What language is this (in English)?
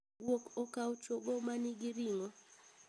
Luo (Kenya and Tanzania)